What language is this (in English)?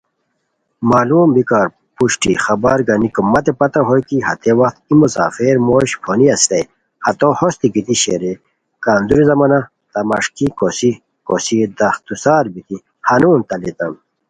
Khowar